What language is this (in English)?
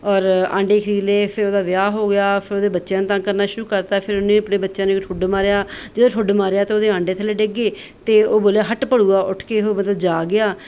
Punjabi